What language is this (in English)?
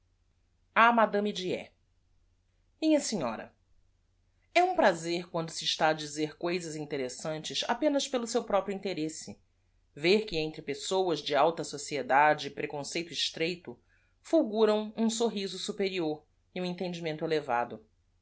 Portuguese